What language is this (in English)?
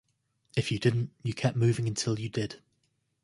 English